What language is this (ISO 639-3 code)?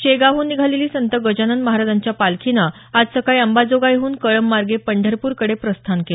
mar